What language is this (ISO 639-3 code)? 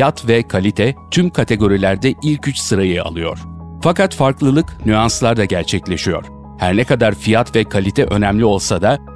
tur